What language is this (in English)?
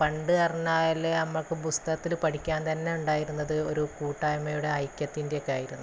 Malayalam